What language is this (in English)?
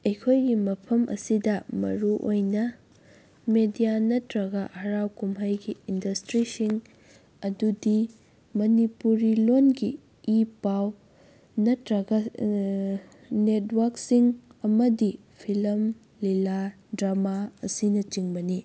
Manipuri